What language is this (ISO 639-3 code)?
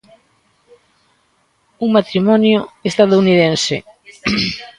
glg